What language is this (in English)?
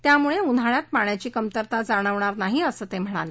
Marathi